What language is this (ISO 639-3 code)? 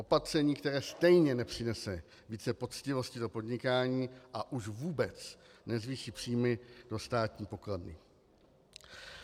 ces